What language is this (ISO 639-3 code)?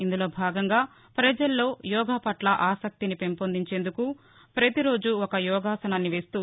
tel